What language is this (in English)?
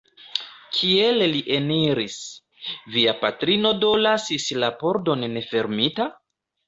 Esperanto